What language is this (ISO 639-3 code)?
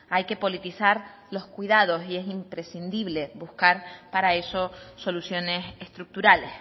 spa